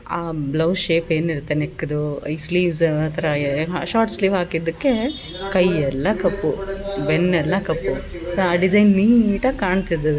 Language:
Kannada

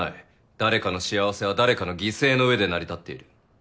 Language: Japanese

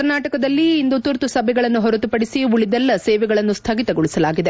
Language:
Kannada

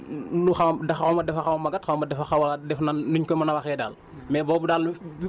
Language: Wolof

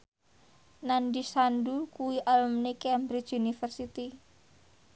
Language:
Javanese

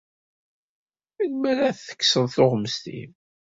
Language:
Kabyle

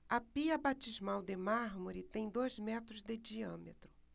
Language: Portuguese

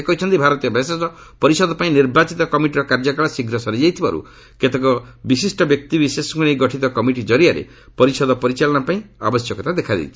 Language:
Odia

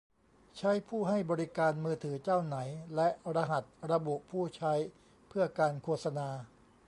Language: Thai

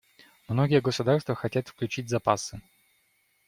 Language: Russian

